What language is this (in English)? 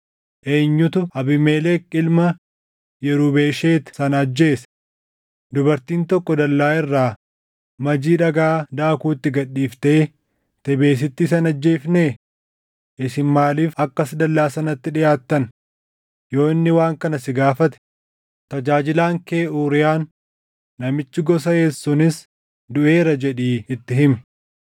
Oromo